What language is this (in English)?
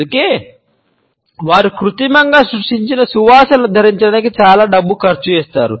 Telugu